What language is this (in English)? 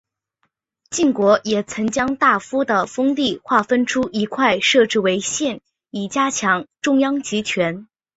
Chinese